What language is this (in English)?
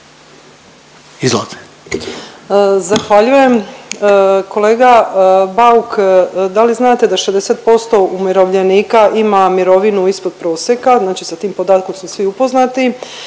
Croatian